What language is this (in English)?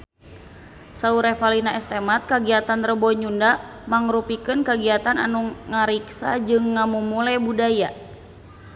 Sundanese